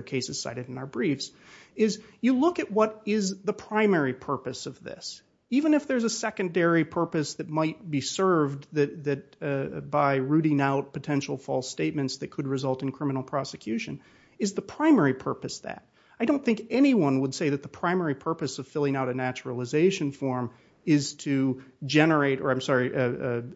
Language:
English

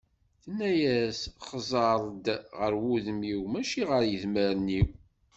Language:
Kabyle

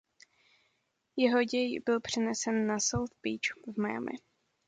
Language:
Czech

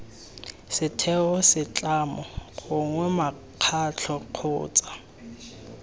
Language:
Tswana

